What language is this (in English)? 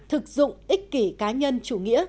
Vietnamese